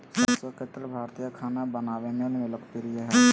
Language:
Magahi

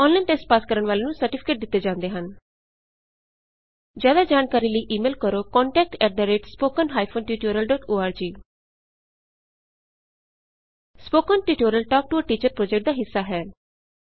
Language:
Punjabi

